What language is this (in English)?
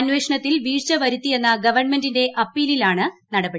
Malayalam